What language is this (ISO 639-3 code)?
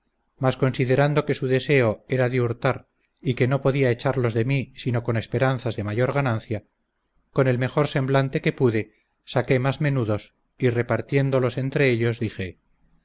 spa